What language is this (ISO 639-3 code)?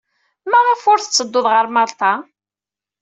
kab